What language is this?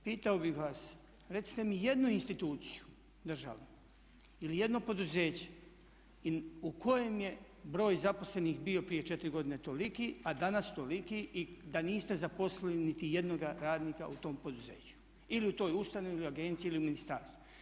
Croatian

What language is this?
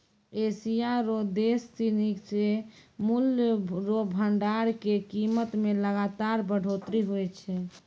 Maithili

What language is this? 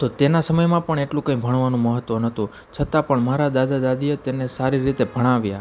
Gujarati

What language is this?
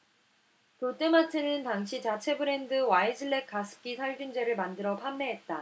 Korean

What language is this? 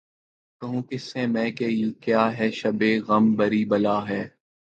Urdu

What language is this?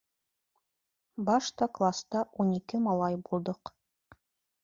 Bashkir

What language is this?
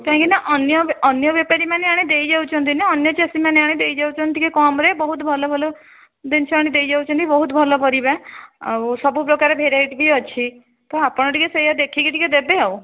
Odia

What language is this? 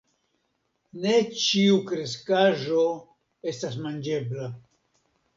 Esperanto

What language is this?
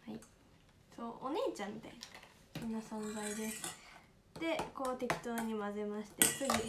Japanese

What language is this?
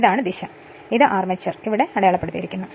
Malayalam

